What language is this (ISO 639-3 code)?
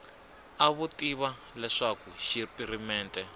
tso